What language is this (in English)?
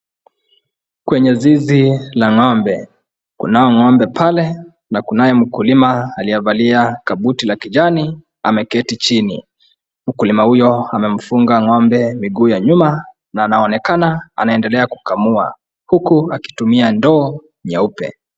Swahili